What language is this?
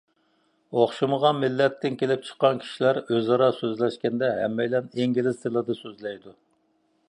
Uyghur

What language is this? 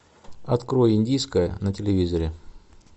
Russian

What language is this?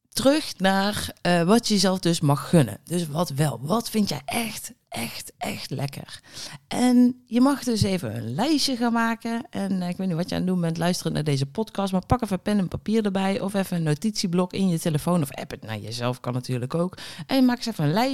Dutch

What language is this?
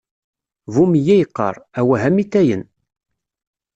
Kabyle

